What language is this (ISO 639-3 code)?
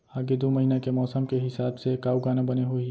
hne